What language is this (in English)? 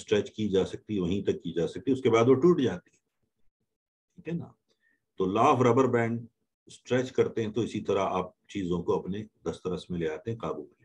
Hindi